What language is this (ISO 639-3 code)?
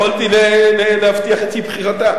heb